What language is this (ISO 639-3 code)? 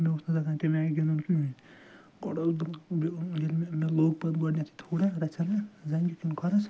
kas